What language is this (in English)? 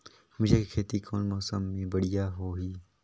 Chhattisgarhi